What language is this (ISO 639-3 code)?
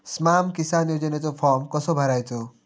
mar